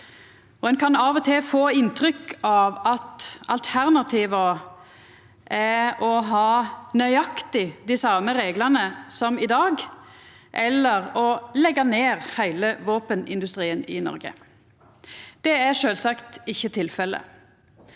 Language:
Norwegian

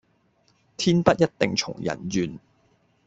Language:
Cantonese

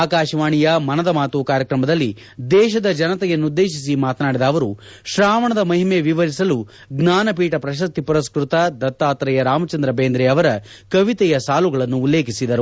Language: Kannada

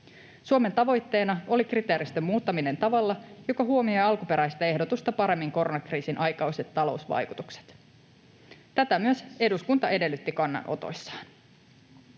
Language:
Finnish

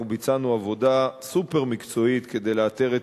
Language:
Hebrew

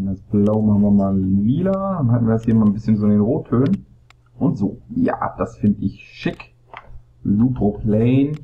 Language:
German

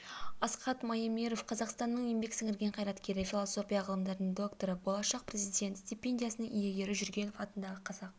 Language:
Kazakh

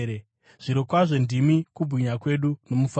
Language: Shona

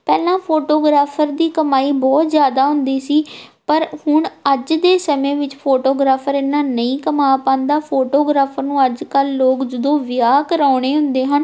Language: Punjabi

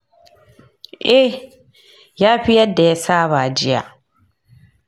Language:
Hausa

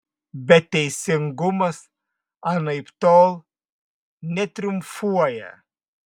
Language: Lithuanian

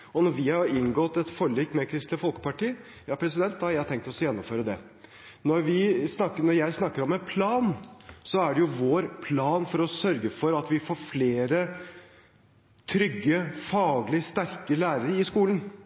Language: Norwegian Bokmål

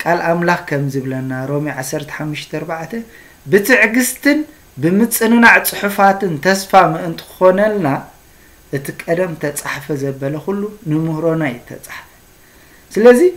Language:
Arabic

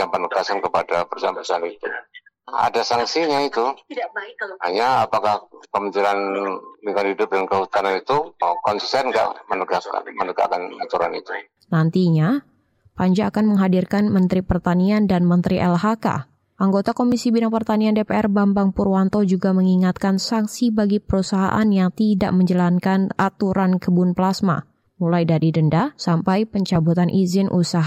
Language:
Indonesian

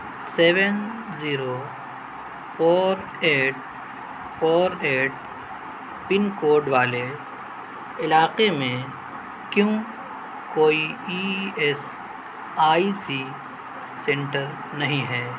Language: Urdu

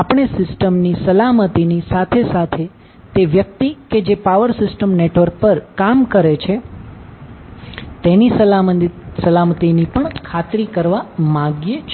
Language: Gujarati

